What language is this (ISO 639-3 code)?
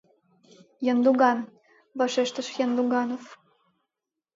chm